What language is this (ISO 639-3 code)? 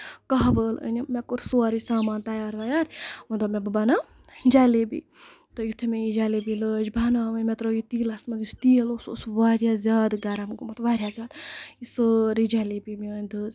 kas